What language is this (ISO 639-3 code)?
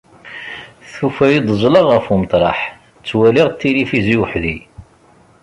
kab